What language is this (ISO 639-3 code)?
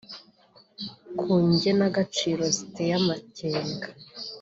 kin